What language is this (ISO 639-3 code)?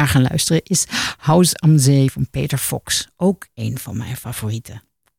nld